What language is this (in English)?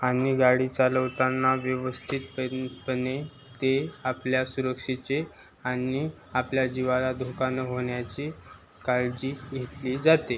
Marathi